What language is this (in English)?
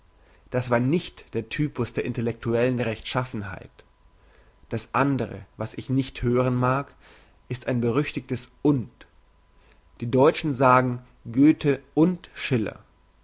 German